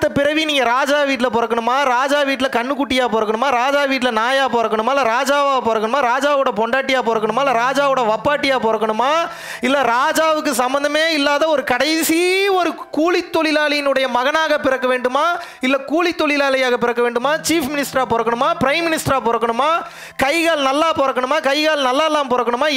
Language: Tamil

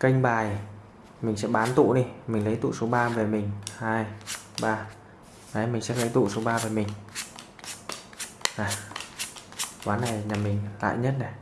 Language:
Vietnamese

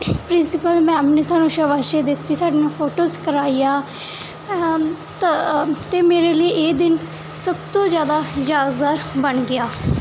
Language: Punjabi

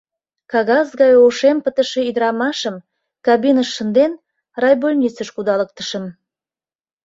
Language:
Mari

